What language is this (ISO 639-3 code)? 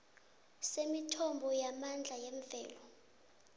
nbl